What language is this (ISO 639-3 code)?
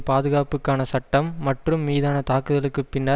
tam